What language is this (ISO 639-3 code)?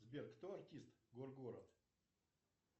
rus